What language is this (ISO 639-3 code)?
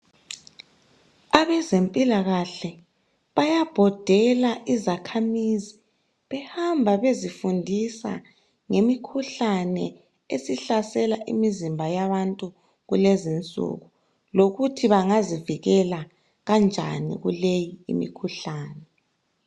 nde